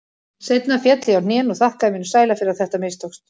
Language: Icelandic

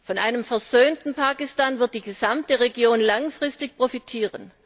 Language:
German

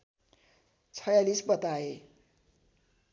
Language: Nepali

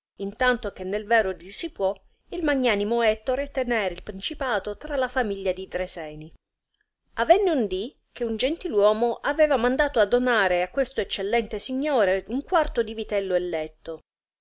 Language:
Italian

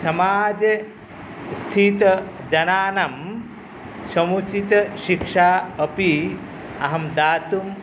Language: Sanskrit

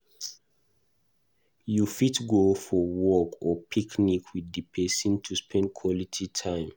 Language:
Nigerian Pidgin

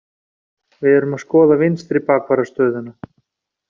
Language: Icelandic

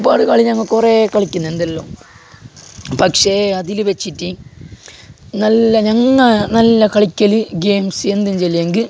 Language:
Malayalam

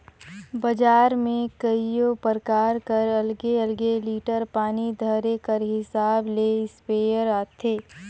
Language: Chhattisgarhi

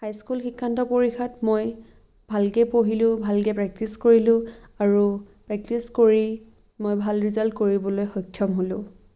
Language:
Assamese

